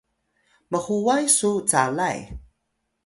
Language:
Atayal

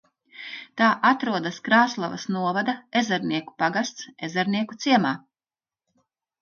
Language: Latvian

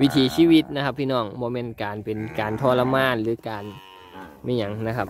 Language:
Thai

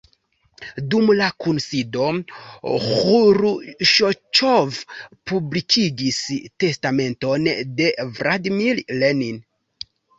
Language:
Esperanto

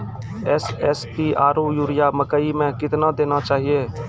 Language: Maithili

